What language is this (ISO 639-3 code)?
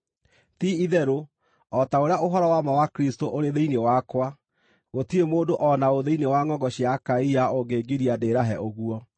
kik